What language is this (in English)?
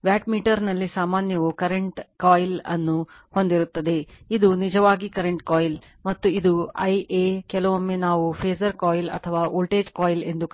Kannada